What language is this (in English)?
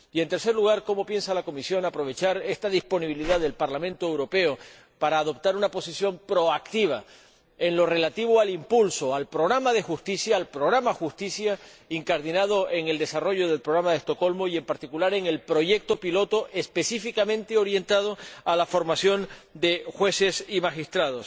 Spanish